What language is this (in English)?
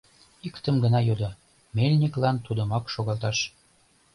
Mari